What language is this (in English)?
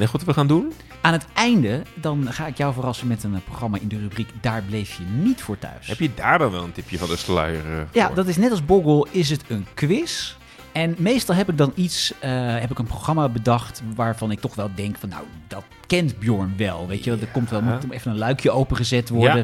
Dutch